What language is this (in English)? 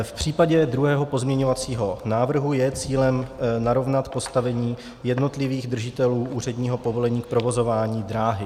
Czech